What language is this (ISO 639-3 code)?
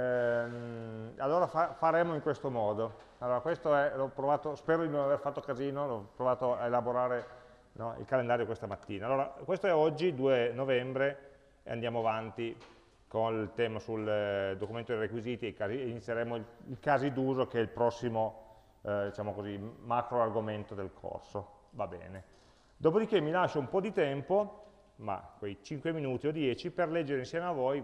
ita